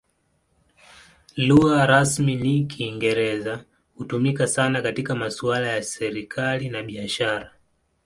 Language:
Swahili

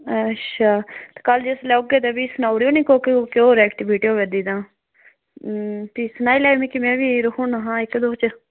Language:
Dogri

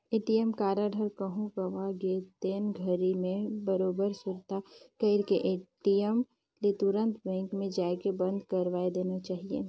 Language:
Chhattisgarhi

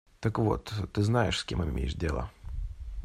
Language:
Russian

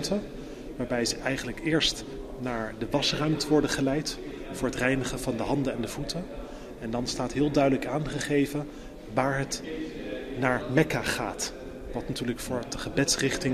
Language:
Dutch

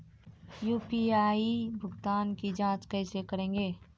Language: Maithili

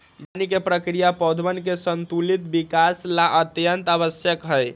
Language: Magahi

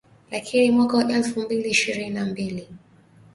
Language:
Swahili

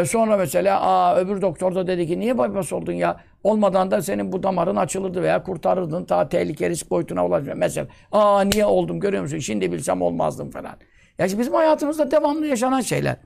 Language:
Turkish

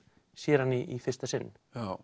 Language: Icelandic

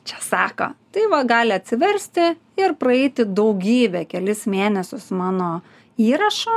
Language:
Lithuanian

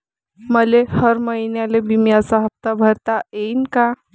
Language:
Marathi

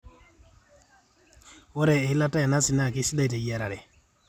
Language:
Masai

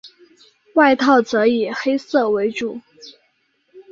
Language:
Chinese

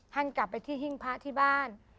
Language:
Thai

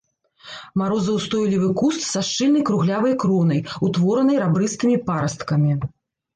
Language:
Belarusian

